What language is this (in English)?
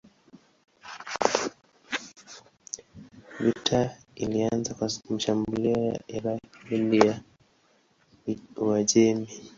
Swahili